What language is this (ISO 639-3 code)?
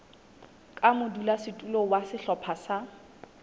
sot